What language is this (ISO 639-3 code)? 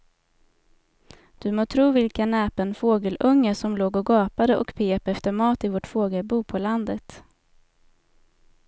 swe